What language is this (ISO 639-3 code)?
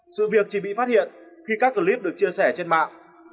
vie